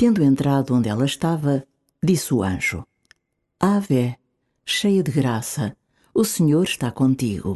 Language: Portuguese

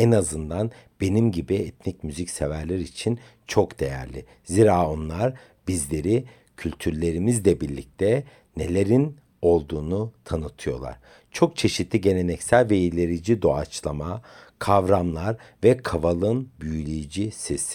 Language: Turkish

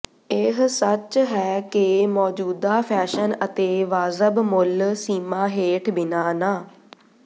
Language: Punjabi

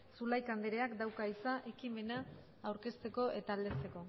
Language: Basque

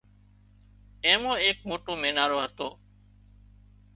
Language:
Wadiyara Koli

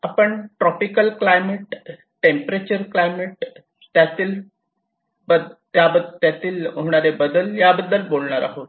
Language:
Marathi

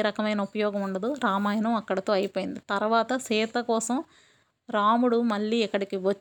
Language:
Telugu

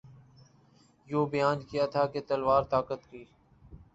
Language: Urdu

